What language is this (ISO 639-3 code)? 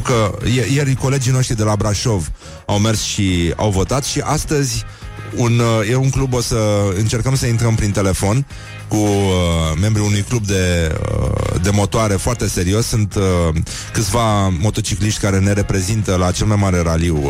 ron